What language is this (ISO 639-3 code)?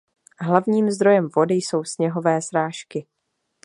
ces